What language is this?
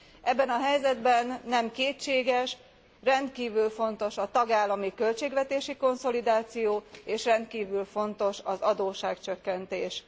Hungarian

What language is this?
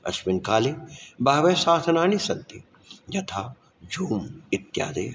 Sanskrit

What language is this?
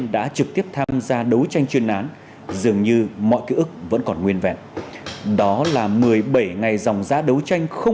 Vietnamese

